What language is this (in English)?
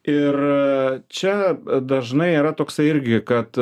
Lithuanian